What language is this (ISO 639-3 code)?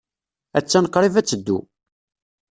kab